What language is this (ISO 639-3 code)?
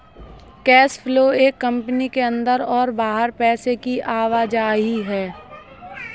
hin